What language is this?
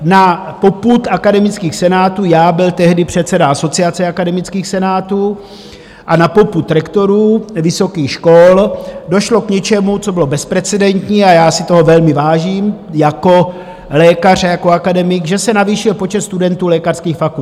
Czech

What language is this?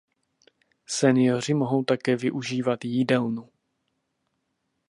Czech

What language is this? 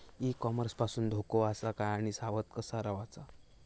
Marathi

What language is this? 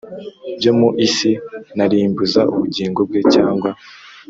Kinyarwanda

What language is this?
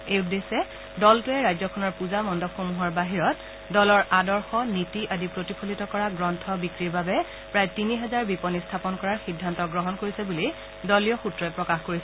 Assamese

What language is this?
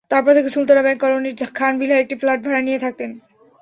Bangla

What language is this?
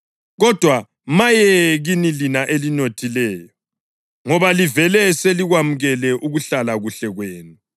North Ndebele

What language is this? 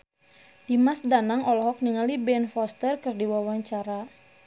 Sundanese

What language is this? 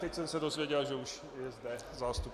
Czech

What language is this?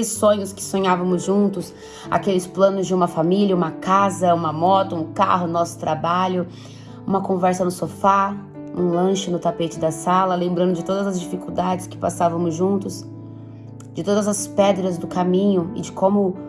Portuguese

